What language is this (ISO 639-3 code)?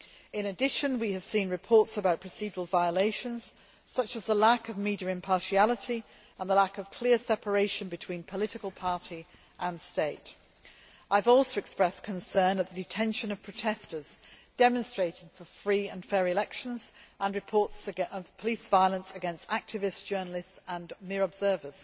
eng